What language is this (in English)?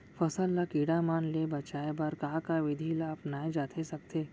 Chhattisgarhi